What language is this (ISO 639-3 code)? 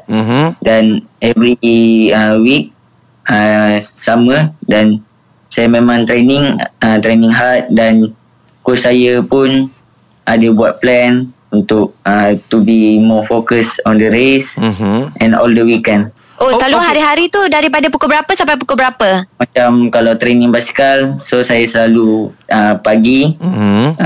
msa